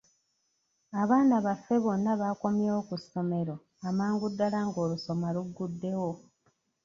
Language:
Ganda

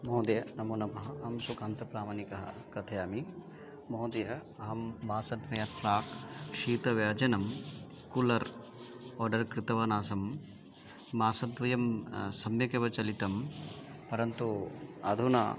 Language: Sanskrit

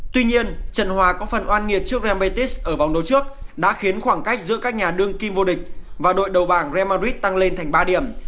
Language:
Vietnamese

